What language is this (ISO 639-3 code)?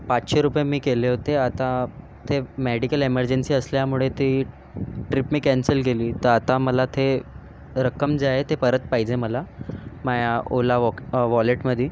mar